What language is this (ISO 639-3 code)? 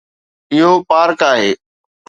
snd